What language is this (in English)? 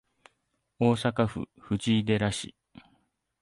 Japanese